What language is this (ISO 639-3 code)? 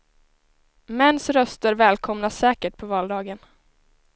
swe